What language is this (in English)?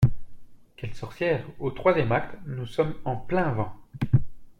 French